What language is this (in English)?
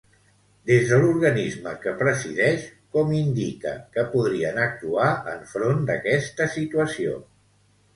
Catalan